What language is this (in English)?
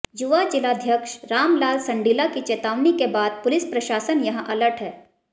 Hindi